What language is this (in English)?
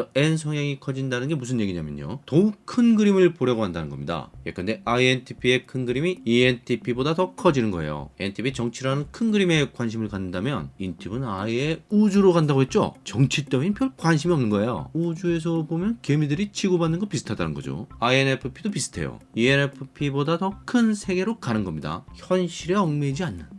Korean